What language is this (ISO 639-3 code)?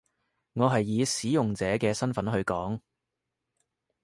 yue